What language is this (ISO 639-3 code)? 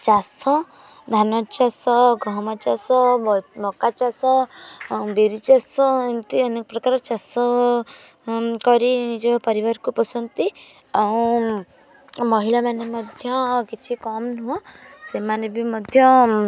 ori